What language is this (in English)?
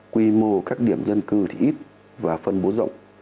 Vietnamese